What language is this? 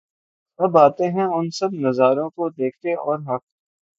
Urdu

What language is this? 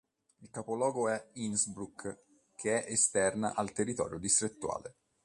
Italian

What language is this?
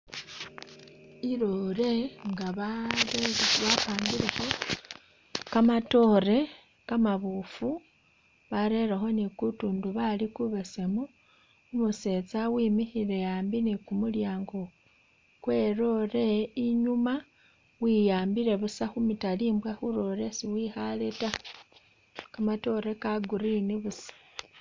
Masaaba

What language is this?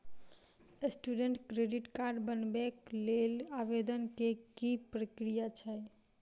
Maithili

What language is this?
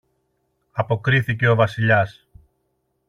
Greek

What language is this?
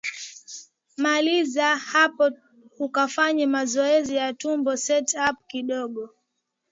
Swahili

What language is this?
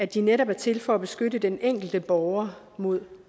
Danish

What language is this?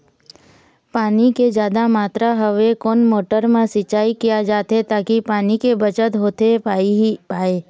Chhattisgarhi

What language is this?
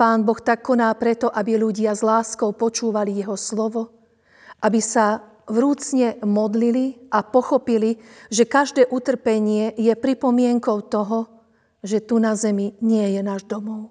Slovak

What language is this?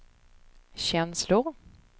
Swedish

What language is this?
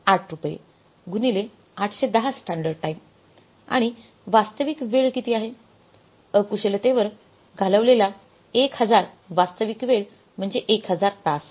Marathi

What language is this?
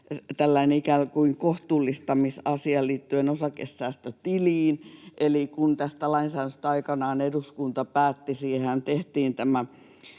Finnish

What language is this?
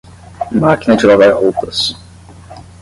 Portuguese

